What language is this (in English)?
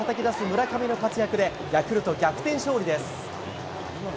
Japanese